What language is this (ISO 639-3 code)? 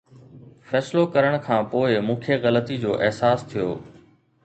snd